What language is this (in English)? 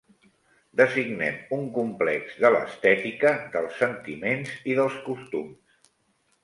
Catalan